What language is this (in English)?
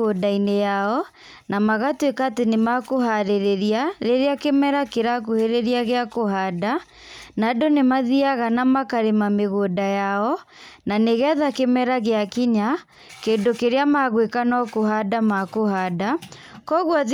Kikuyu